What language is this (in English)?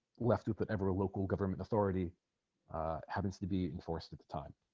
English